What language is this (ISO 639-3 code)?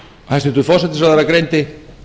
isl